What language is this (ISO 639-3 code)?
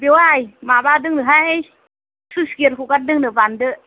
brx